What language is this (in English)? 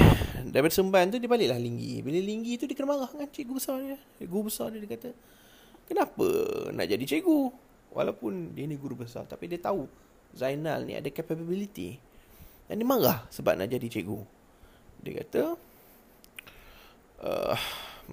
Malay